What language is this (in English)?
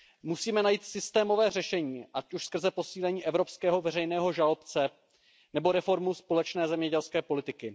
Czech